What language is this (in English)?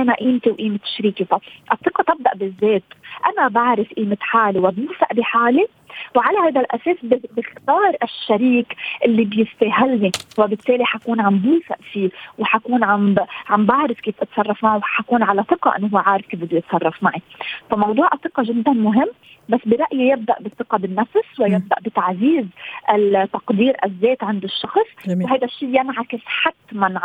Arabic